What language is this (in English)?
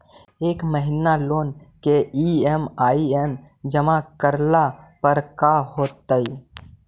Magahi